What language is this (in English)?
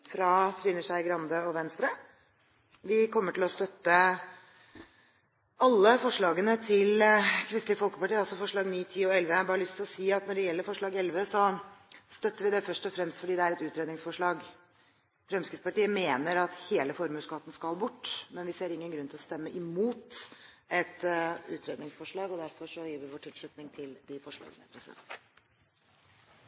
Norwegian Bokmål